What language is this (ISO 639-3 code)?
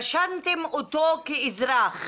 heb